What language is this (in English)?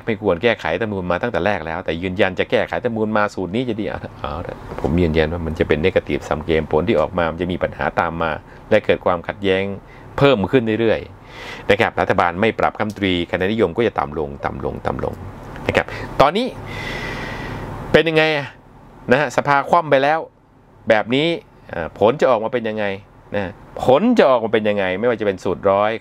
Thai